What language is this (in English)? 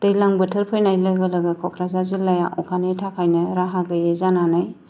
Bodo